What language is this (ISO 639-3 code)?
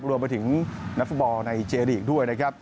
tha